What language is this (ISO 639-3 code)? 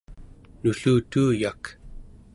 esu